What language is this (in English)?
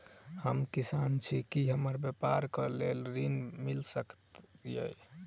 Maithili